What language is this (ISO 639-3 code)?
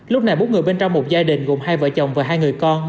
vie